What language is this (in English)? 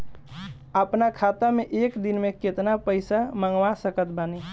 Bhojpuri